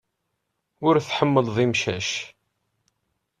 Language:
Kabyle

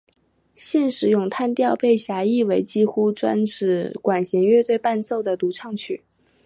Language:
Chinese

